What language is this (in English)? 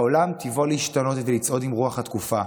Hebrew